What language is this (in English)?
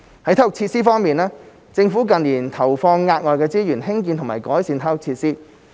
Cantonese